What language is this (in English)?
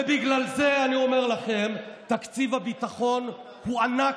Hebrew